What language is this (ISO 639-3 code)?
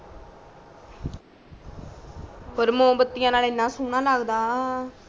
pan